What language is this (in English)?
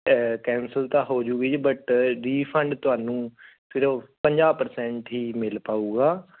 Punjabi